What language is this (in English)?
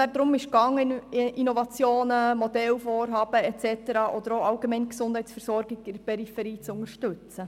Swiss German